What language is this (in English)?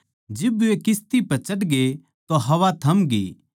Haryanvi